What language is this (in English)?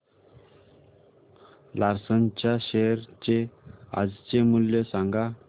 Marathi